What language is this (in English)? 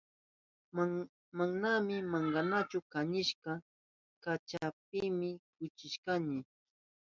Southern Pastaza Quechua